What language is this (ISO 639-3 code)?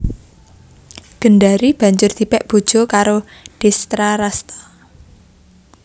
jav